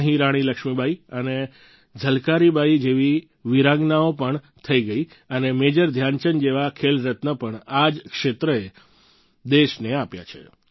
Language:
Gujarati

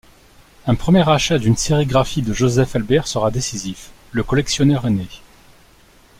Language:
French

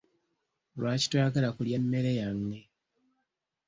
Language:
Ganda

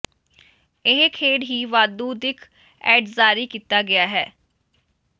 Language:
Punjabi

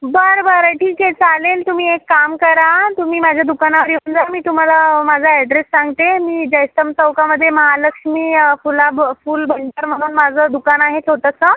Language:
Marathi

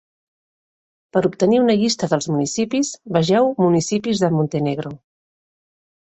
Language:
Catalan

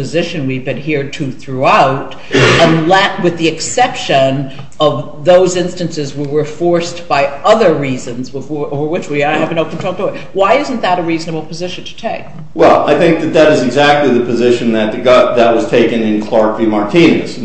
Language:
English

